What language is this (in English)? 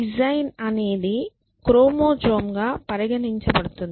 Telugu